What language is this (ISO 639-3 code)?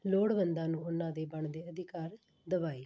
pan